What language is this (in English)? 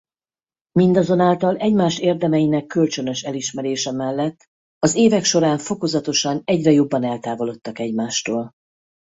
Hungarian